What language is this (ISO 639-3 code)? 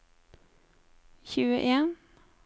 nor